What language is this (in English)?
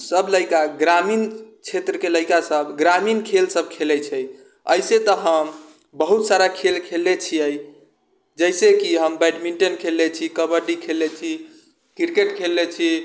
Maithili